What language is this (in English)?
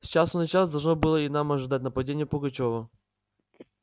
Russian